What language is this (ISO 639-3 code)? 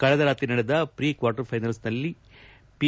kan